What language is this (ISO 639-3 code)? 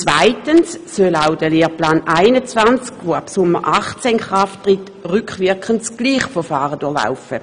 gsw